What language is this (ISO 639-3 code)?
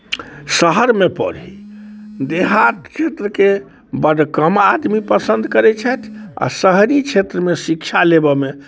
mai